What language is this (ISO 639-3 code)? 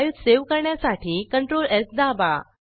mar